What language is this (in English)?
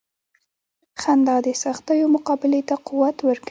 Pashto